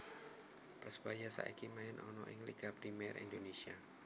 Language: Javanese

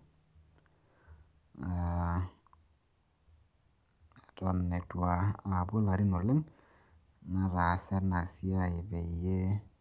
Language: Masai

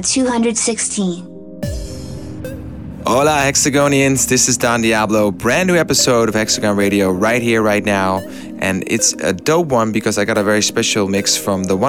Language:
English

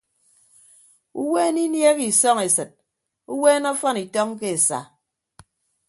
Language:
Ibibio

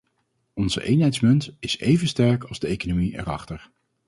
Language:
Dutch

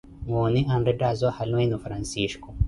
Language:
Koti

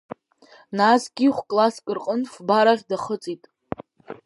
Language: Abkhazian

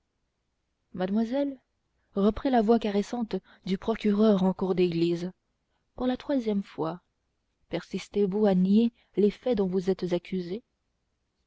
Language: French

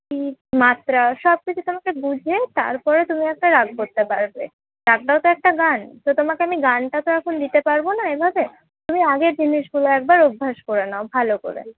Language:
Bangla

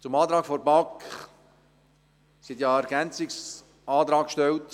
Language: Swiss German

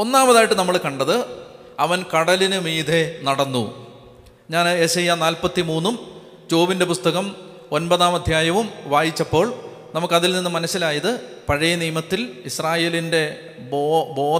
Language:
Malayalam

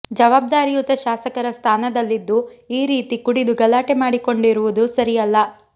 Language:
Kannada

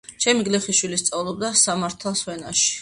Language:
Georgian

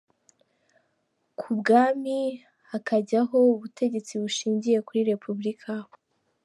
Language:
Kinyarwanda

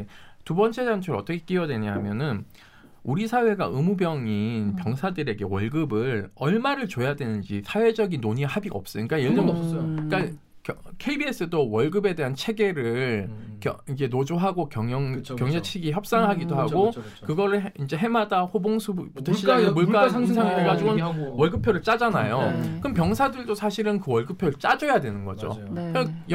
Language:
Korean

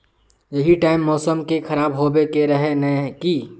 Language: Magahi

